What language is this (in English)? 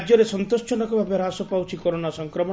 Odia